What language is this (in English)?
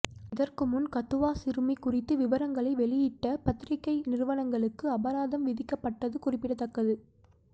Tamil